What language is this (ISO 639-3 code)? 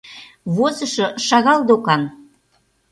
chm